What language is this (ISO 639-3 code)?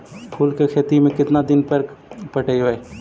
mag